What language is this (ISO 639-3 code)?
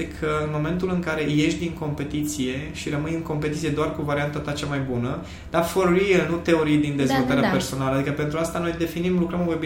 ron